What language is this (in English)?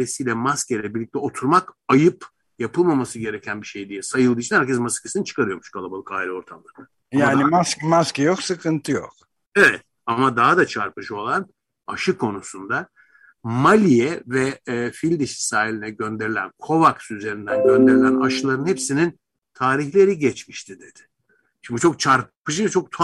Turkish